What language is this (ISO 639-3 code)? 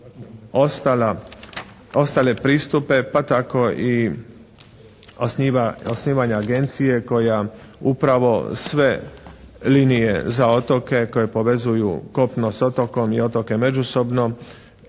hrv